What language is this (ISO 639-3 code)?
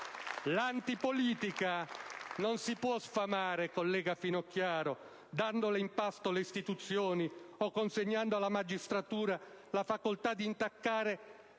ita